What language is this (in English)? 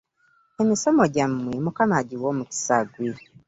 Ganda